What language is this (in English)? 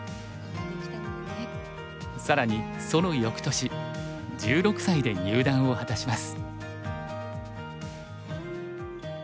Japanese